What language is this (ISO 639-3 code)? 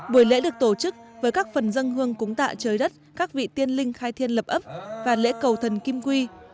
vie